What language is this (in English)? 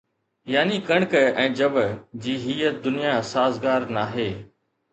Sindhi